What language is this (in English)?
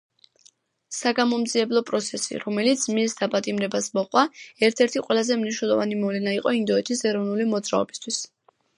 Georgian